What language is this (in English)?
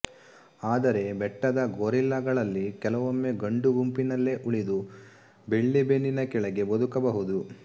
Kannada